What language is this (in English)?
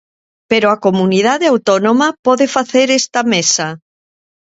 Galician